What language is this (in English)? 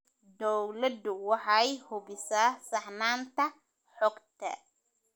Somali